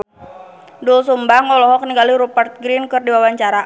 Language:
Sundanese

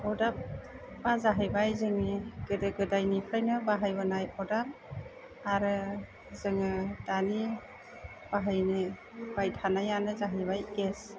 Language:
Bodo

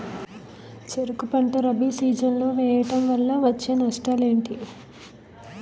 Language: Telugu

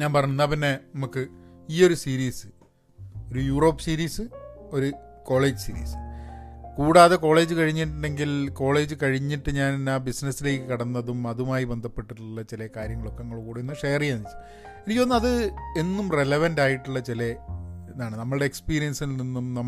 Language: Malayalam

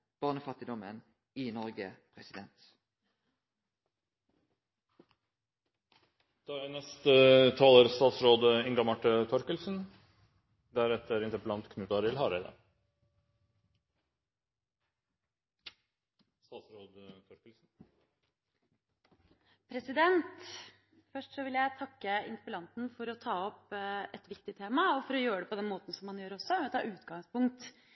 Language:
Norwegian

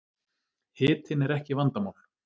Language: Icelandic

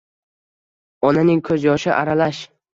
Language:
Uzbek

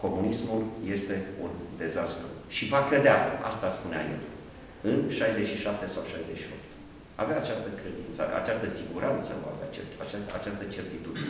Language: Romanian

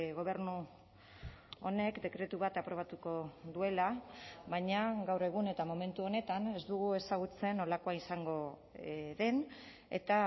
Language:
Basque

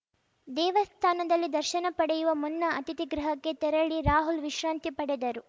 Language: Kannada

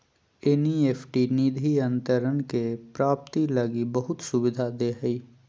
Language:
Magahi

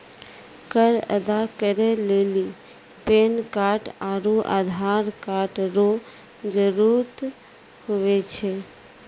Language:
Maithili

